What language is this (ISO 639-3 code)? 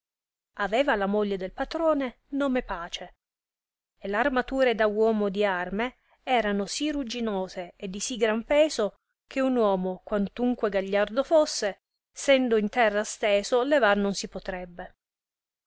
ita